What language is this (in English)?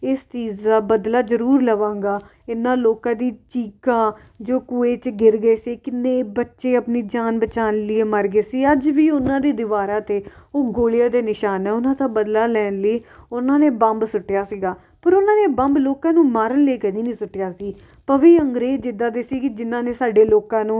Punjabi